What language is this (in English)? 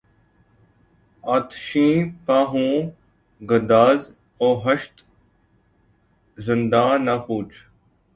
Urdu